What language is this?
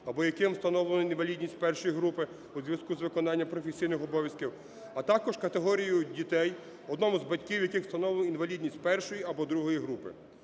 Ukrainian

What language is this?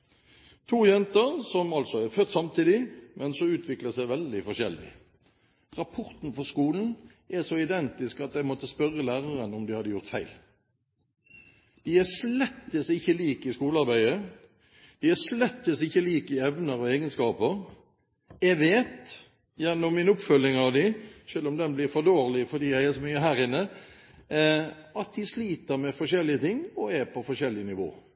Norwegian Bokmål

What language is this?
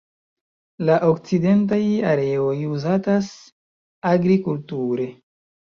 Esperanto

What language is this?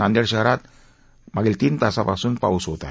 Marathi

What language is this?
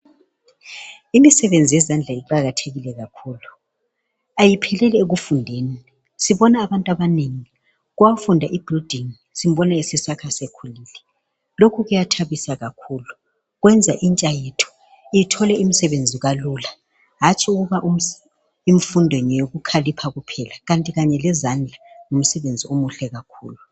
North Ndebele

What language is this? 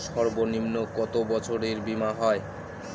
Bangla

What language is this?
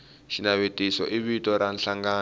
Tsonga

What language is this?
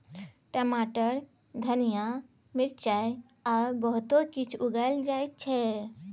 Maithili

